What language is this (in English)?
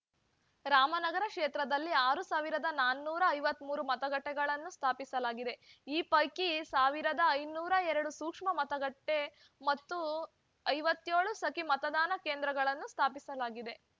Kannada